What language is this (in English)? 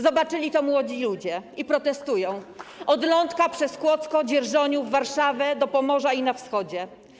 Polish